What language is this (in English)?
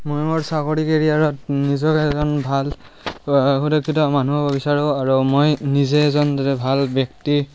Assamese